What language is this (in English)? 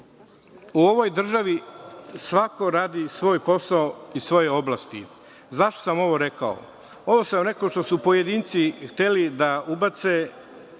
Serbian